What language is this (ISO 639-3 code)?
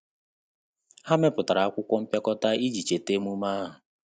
ibo